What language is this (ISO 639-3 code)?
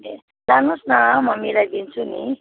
nep